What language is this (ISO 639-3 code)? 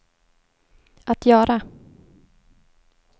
swe